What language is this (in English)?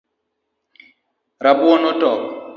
Luo (Kenya and Tanzania)